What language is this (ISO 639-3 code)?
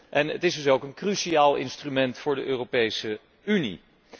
nld